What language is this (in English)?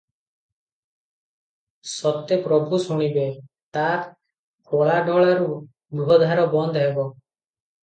Odia